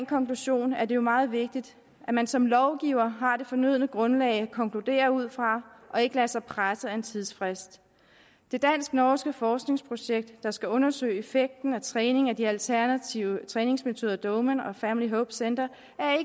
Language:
Danish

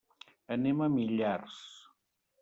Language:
Catalan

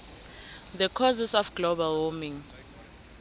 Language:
South Ndebele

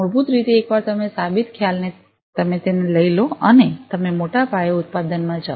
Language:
Gujarati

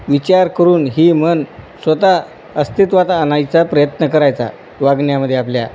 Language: Marathi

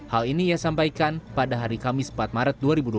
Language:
Indonesian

